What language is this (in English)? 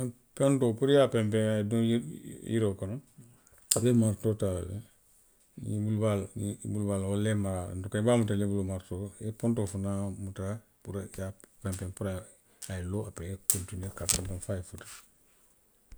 Western Maninkakan